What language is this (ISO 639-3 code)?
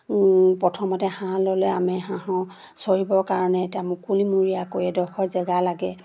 asm